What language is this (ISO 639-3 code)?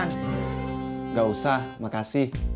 ind